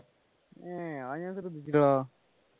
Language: Malayalam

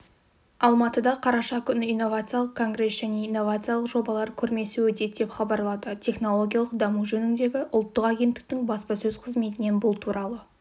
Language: Kazakh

